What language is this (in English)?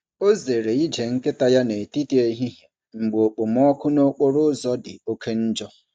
Igbo